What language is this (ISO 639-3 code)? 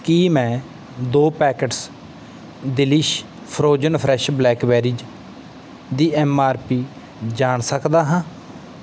pan